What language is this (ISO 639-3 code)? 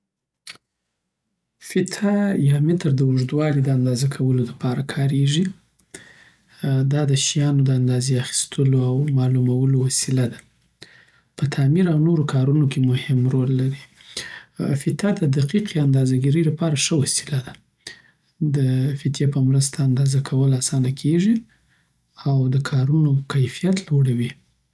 pbt